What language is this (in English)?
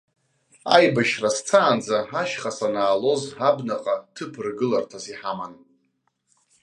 Abkhazian